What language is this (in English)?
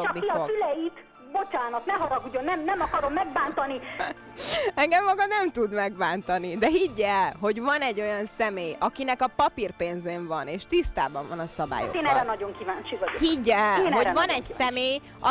Hungarian